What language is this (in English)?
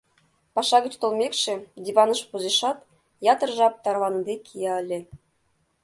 Mari